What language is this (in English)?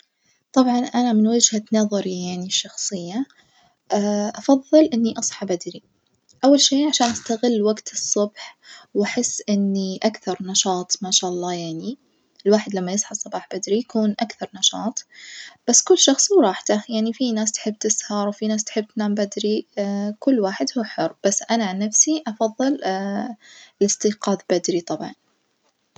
Najdi Arabic